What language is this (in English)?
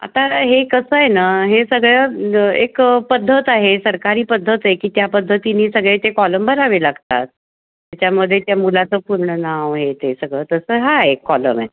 Marathi